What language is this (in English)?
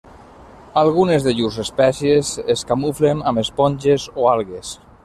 Catalan